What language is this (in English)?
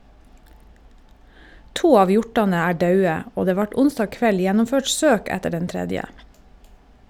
Norwegian